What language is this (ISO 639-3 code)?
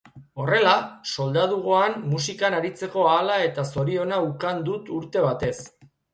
eus